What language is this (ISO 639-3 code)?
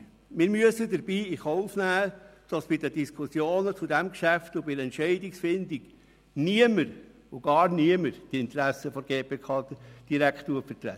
gsw